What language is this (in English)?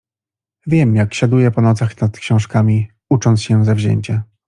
Polish